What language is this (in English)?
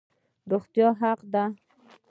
Pashto